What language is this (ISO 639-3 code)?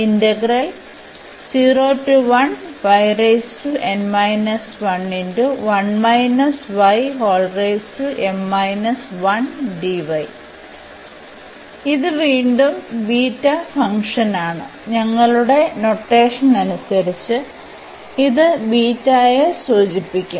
mal